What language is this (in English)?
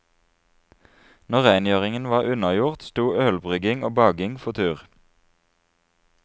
Norwegian